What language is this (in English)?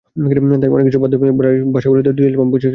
Bangla